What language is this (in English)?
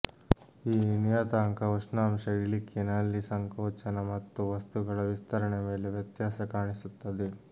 Kannada